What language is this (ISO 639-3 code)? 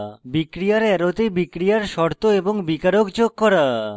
ben